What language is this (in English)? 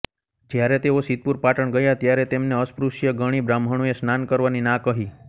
Gujarati